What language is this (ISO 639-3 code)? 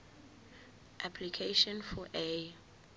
zul